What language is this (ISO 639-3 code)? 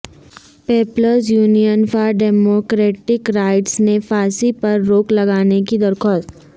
urd